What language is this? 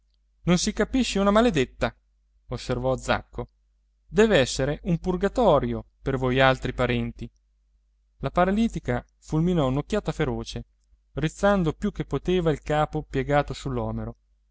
Italian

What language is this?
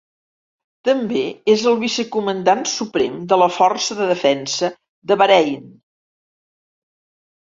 Catalan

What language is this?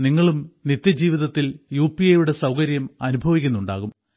Malayalam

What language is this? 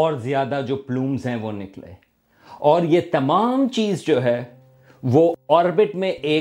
Urdu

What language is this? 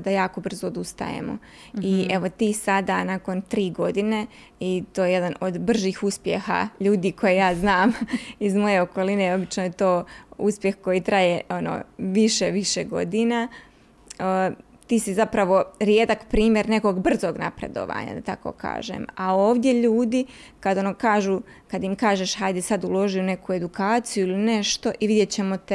Croatian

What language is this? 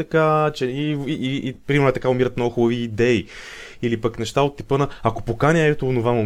Bulgarian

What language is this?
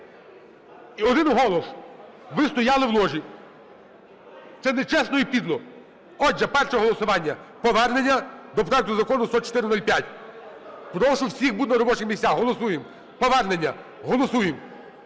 Ukrainian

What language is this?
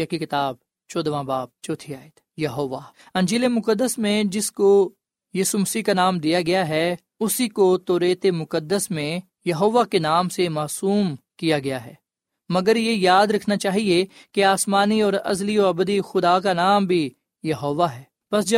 Urdu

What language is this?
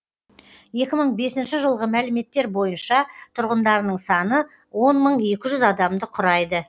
Kazakh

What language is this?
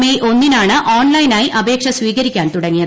Malayalam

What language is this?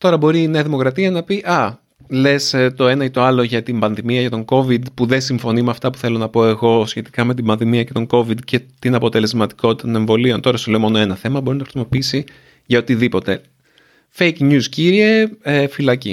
Greek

